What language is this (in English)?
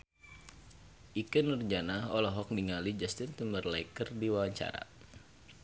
Sundanese